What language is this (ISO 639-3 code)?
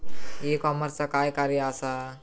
mar